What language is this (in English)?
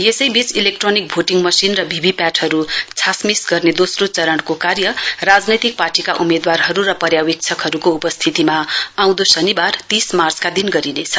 Nepali